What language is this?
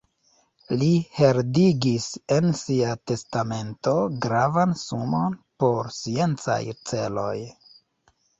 Esperanto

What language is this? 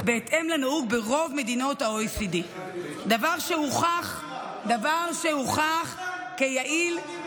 Hebrew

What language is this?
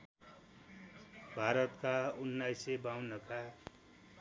Nepali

